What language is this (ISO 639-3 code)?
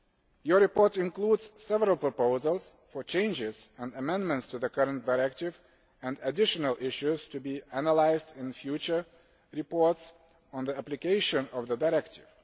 eng